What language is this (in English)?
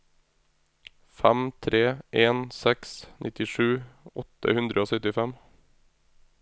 Norwegian